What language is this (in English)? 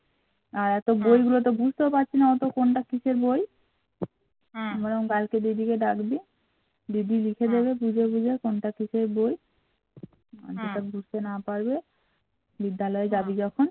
Bangla